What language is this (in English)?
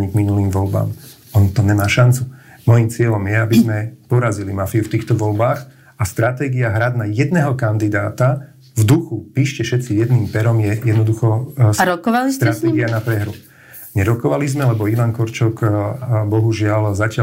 Slovak